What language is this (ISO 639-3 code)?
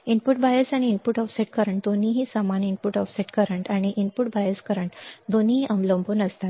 mar